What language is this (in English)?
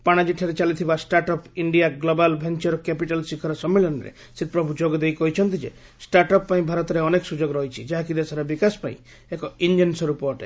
Odia